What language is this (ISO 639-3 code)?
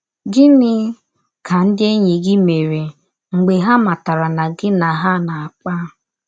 ibo